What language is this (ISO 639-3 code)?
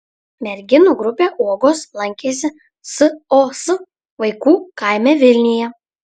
lit